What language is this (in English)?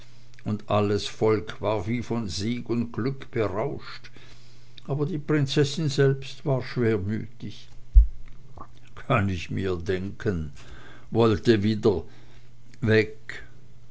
German